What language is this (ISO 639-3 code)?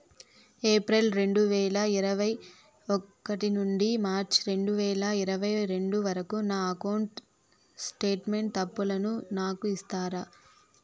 tel